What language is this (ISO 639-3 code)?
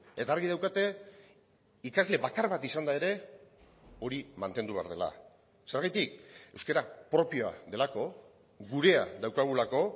eus